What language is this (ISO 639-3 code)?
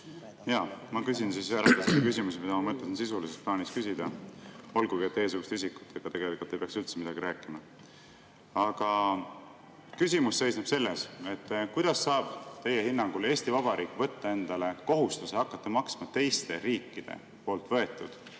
est